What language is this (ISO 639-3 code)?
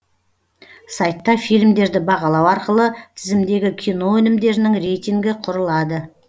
kaz